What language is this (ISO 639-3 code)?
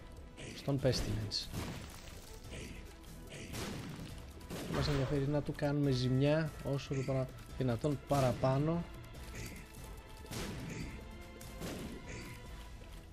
ell